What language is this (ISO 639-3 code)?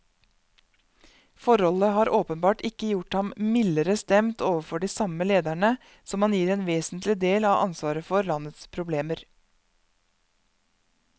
nor